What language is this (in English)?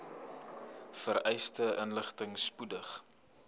Afrikaans